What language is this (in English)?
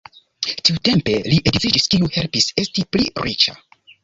Esperanto